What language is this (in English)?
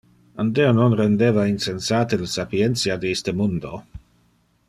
Interlingua